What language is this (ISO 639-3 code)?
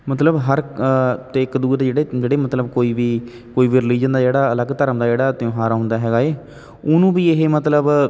pan